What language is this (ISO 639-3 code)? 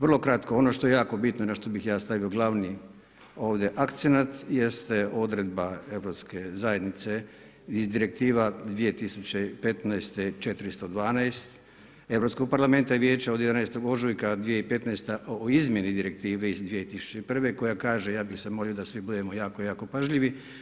hrv